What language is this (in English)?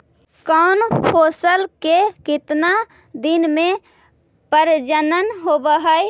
Magahi